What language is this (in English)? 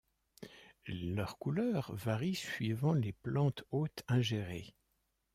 French